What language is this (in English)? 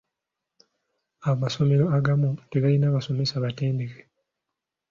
Ganda